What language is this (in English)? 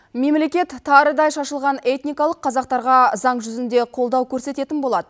Kazakh